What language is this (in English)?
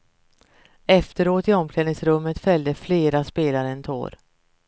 Swedish